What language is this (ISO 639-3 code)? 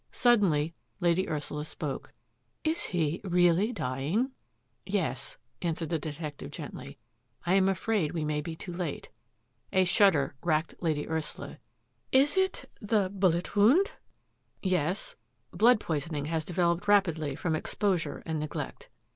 eng